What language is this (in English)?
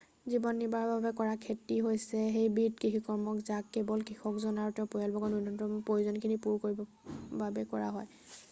Assamese